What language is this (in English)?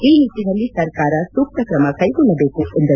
Kannada